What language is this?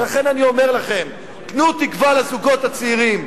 Hebrew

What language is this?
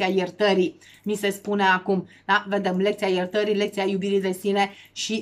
Romanian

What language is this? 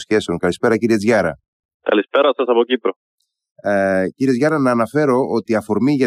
Greek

